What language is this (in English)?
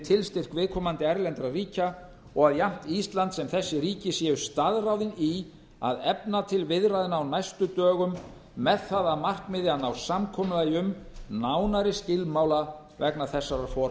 Icelandic